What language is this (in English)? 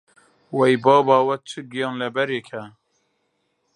Central Kurdish